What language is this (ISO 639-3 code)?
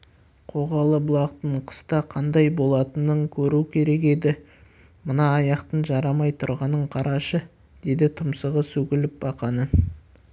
kaz